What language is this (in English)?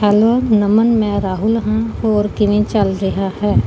Punjabi